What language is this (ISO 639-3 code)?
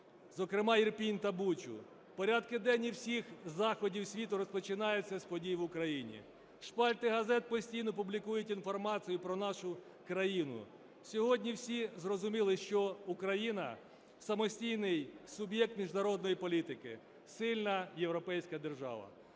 ukr